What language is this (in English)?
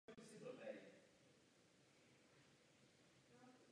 Czech